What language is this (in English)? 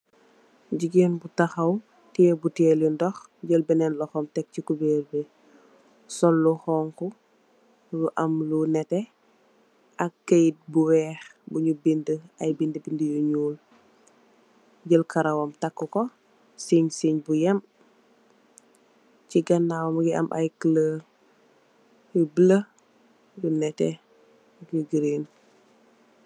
Wolof